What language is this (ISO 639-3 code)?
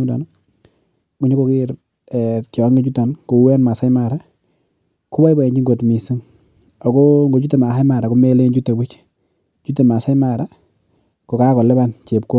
kln